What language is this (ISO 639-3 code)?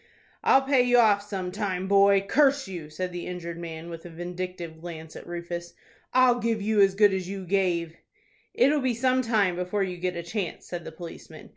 eng